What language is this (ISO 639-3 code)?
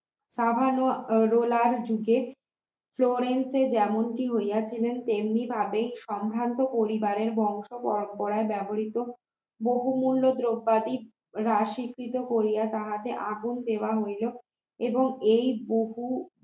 ben